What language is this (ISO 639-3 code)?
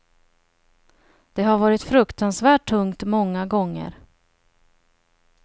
swe